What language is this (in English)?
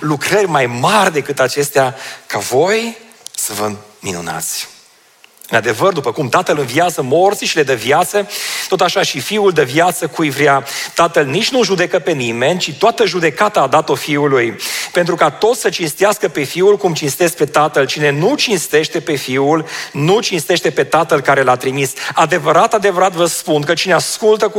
Romanian